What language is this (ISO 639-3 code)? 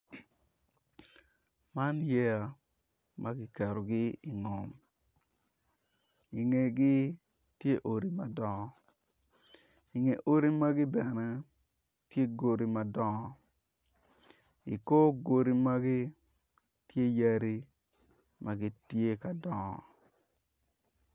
ach